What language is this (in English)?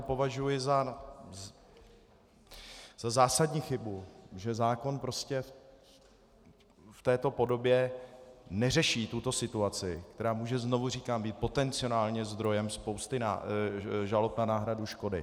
Czech